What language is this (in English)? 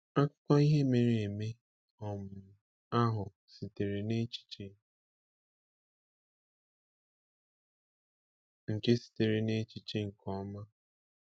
Igbo